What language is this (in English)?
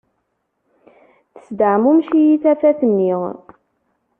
Kabyle